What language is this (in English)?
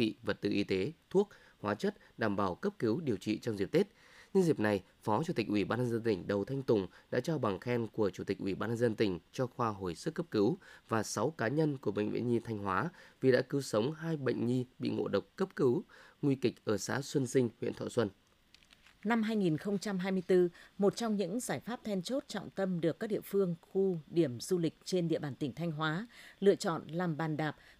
Vietnamese